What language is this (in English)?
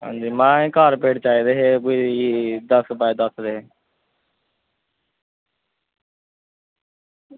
Dogri